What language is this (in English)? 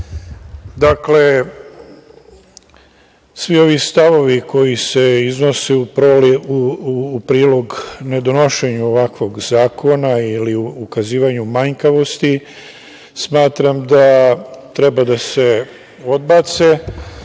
Serbian